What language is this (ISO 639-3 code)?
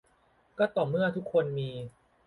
tha